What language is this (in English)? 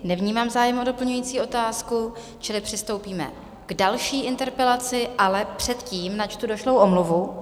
Czech